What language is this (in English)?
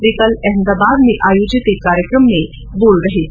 Hindi